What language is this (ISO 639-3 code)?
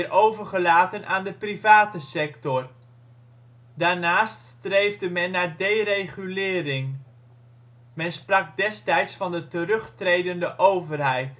nld